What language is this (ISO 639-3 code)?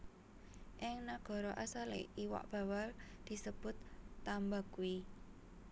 jav